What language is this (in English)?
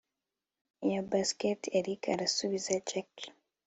Kinyarwanda